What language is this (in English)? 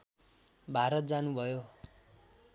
Nepali